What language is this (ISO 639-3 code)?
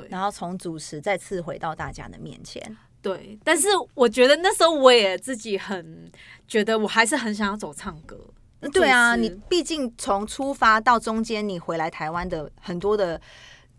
zho